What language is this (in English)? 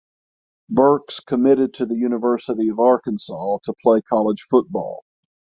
English